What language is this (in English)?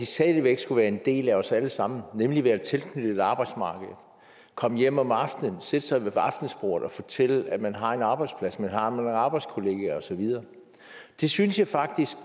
Danish